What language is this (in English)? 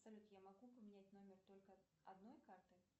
Russian